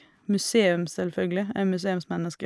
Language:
Norwegian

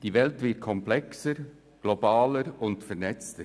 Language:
Swiss German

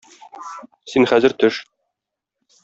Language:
Tatar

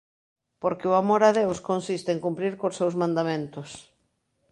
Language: Galician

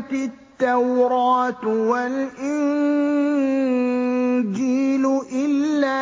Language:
Arabic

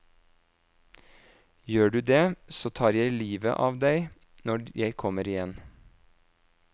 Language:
Norwegian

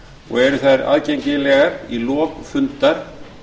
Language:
Icelandic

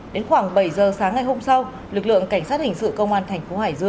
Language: Vietnamese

